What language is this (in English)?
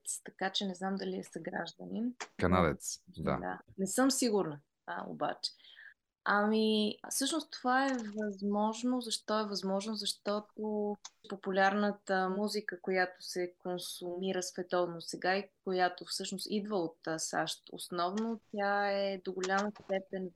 Bulgarian